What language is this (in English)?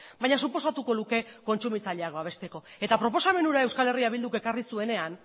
Basque